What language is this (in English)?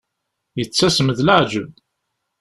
Kabyle